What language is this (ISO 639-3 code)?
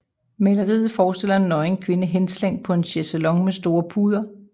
dan